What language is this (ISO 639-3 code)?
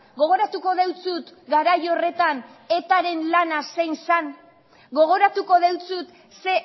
eus